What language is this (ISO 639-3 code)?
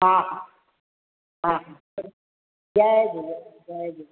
snd